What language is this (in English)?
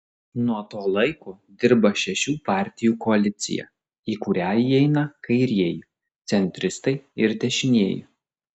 Lithuanian